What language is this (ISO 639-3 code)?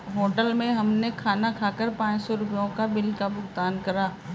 hin